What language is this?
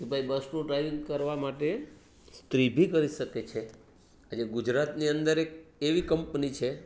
Gujarati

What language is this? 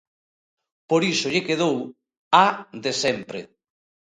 Galician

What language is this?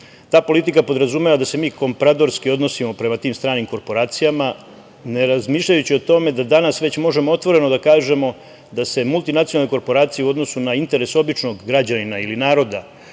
Serbian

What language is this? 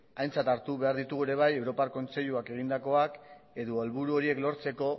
Basque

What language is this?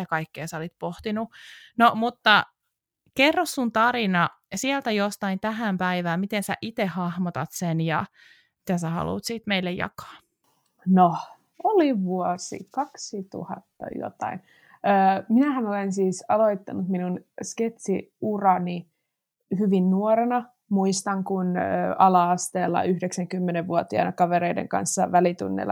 Finnish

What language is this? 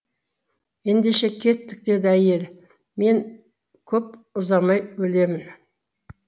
Kazakh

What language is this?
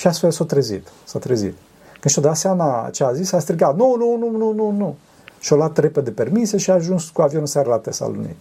Romanian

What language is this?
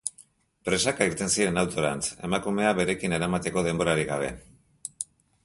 Basque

